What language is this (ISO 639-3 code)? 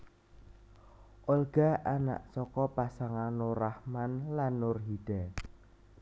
jav